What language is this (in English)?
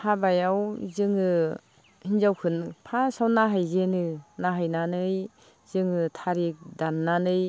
Bodo